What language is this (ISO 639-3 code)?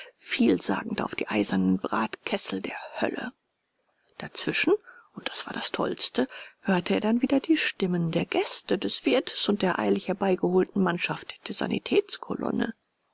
deu